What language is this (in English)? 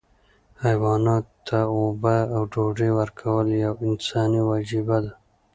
Pashto